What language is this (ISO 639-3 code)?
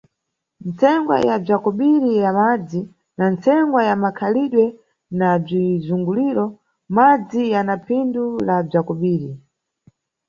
nyu